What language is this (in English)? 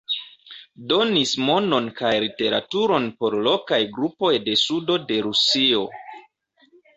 Esperanto